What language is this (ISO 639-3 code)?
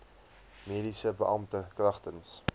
afr